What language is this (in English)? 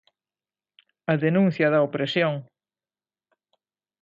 Galician